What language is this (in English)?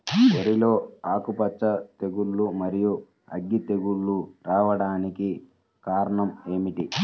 Telugu